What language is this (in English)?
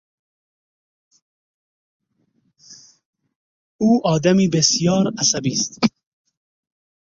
Persian